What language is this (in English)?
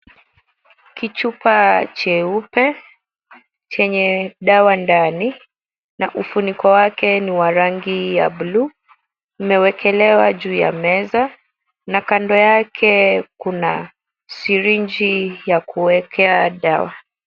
Swahili